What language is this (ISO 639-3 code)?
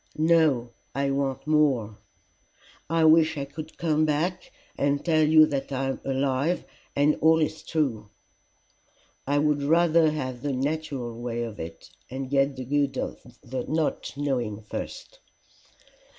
eng